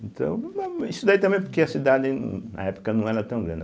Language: Portuguese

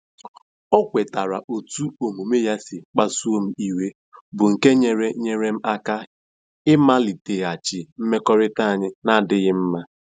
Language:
Igbo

